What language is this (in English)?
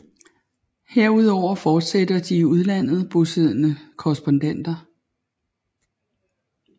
Danish